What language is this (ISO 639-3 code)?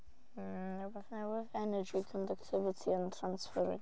cym